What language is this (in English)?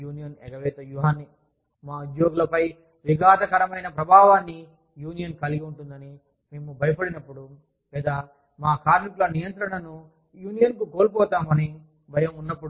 Telugu